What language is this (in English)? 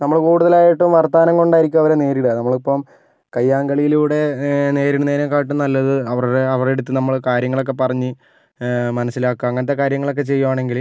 Malayalam